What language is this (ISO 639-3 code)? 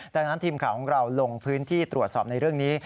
tha